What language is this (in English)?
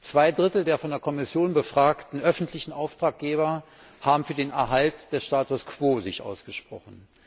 German